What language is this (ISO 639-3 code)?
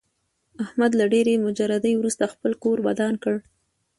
pus